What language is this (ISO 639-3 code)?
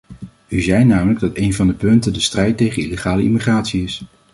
nld